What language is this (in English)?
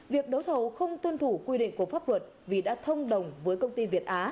Vietnamese